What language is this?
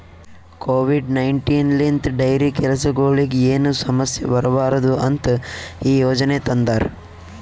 Kannada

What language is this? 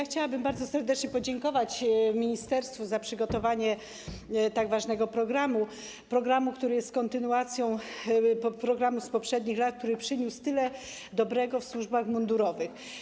Polish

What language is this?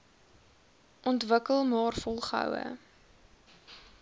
Afrikaans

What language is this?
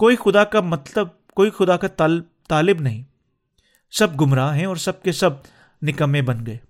Urdu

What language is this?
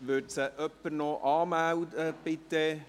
Swiss German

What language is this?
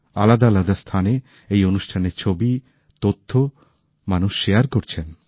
Bangla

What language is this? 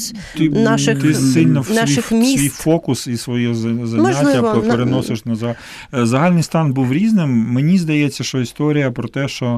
Ukrainian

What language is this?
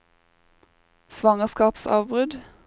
Norwegian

